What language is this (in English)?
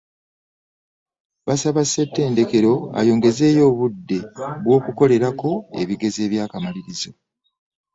Ganda